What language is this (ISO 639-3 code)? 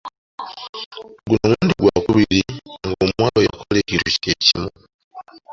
lug